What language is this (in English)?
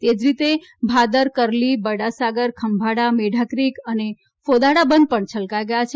Gujarati